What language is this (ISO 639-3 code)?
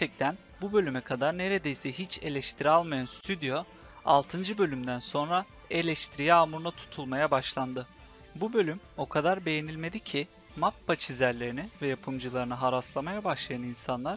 tur